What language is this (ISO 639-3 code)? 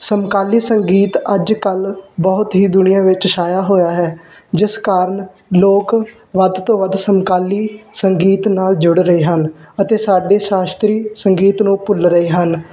pan